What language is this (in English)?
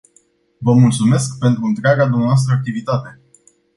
Romanian